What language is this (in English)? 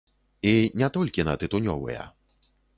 Belarusian